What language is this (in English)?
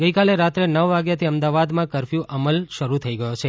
Gujarati